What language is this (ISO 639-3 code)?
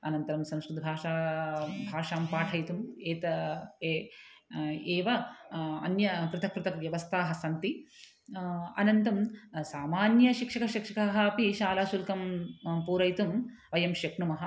san